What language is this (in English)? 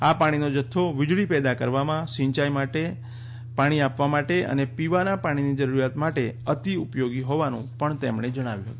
Gujarati